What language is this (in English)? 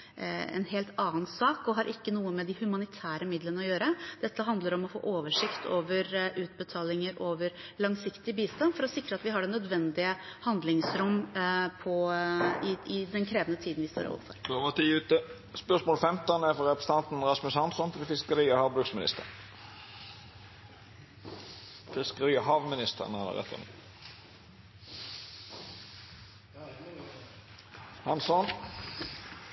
Norwegian